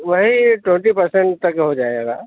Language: Urdu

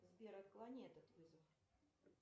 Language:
Russian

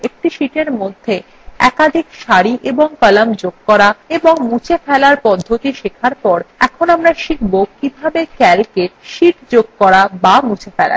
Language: Bangla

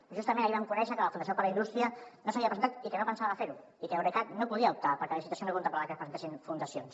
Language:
Catalan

